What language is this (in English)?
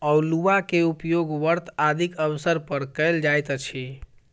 Maithili